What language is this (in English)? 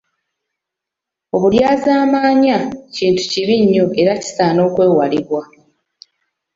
Ganda